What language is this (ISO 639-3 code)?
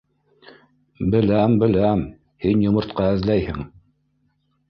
bak